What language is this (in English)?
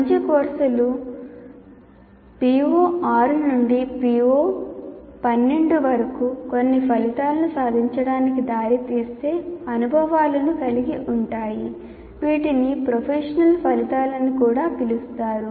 Telugu